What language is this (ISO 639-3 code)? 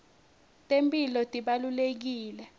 ssw